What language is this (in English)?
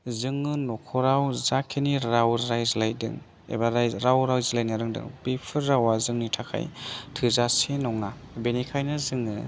Bodo